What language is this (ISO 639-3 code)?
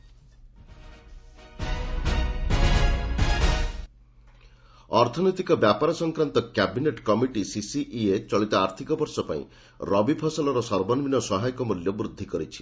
ori